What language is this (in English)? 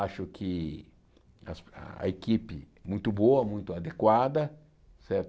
Portuguese